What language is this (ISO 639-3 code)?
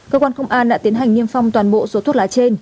vie